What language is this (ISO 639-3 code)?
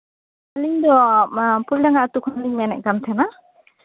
sat